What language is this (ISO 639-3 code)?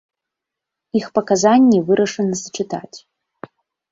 bel